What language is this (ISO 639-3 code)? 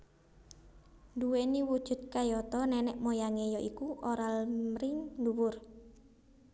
jav